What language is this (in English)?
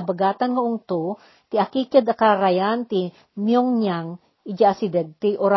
Filipino